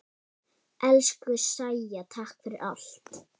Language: Icelandic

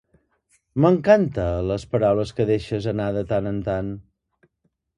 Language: Catalan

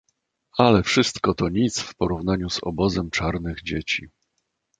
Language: Polish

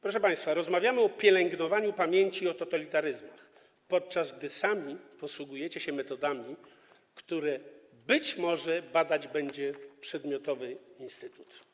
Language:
Polish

